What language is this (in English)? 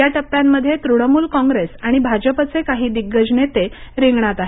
Marathi